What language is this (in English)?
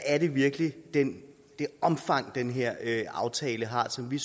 Danish